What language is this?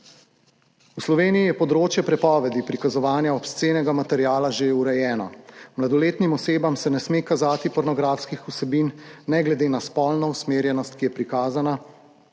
Slovenian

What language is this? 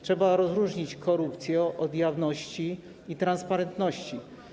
Polish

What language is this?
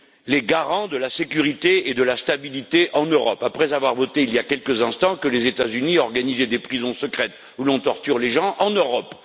French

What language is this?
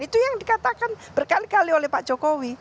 Indonesian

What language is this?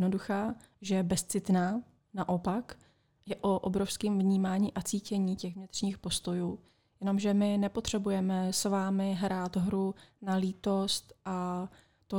Czech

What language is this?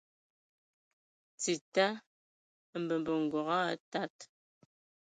Ewondo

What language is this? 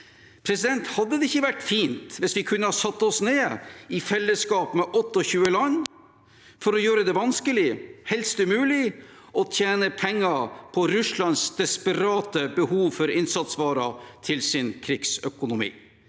Norwegian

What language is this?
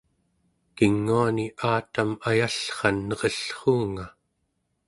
Central Yupik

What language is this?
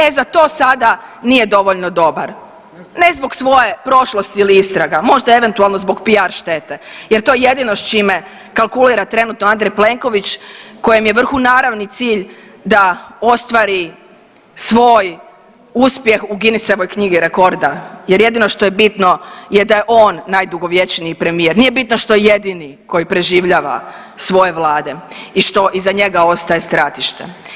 Croatian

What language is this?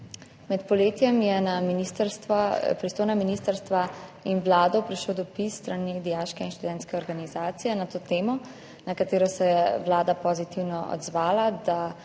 Slovenian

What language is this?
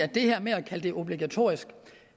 Danish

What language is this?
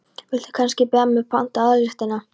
Icelandic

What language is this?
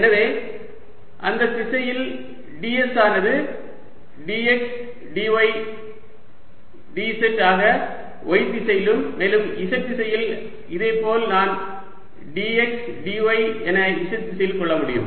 Tamil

